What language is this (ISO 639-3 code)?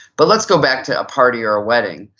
eng